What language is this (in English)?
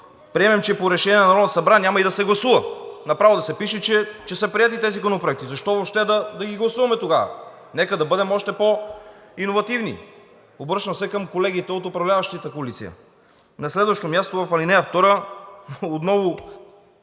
Bulgarian